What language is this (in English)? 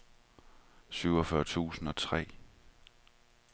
Danish